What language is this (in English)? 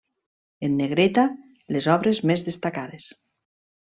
Catalan